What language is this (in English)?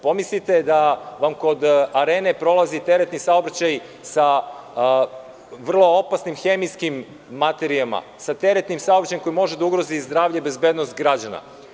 Serbian